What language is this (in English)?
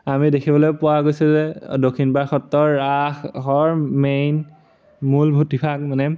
Assamese